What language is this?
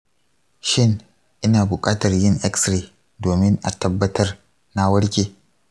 Hausa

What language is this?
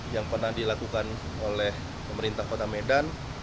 Indonesian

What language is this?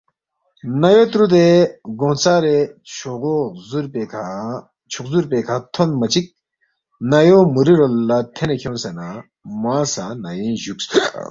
Balti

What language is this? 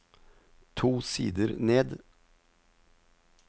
Norwegian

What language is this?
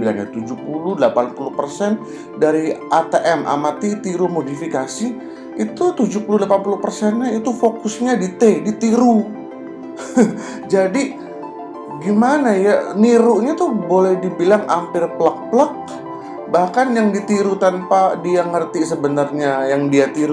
Indonesian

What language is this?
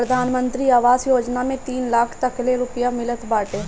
Bhojpuri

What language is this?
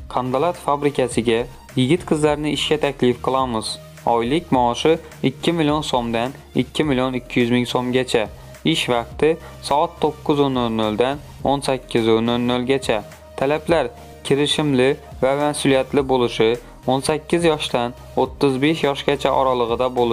Turkish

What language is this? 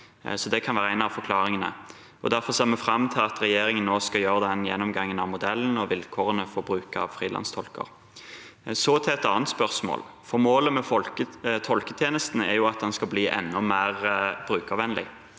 Norwegian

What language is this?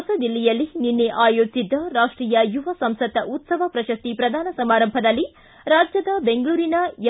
Kannada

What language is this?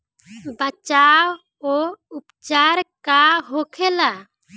Bhojpuri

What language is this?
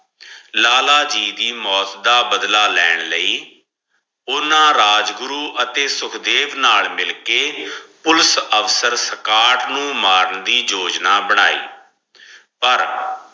Punjabi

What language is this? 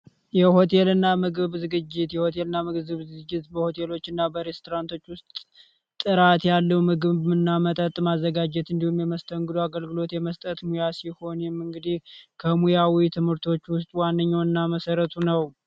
Amharic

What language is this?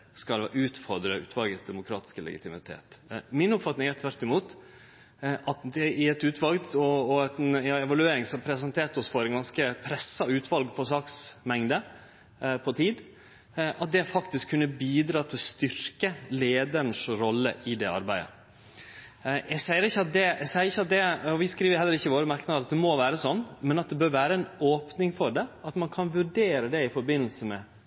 Norwegian Nynorsk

